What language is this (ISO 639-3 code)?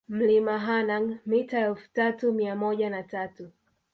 swa